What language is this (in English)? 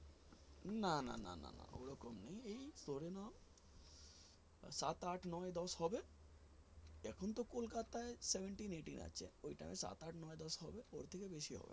Bangla